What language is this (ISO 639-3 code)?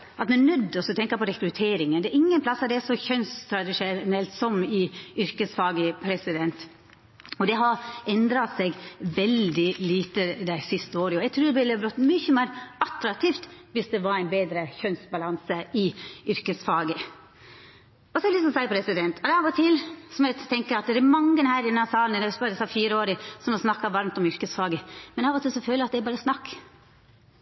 nno